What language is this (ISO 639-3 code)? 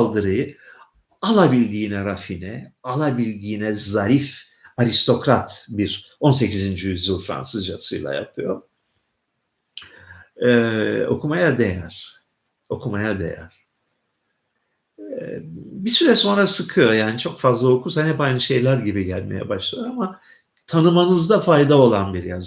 tur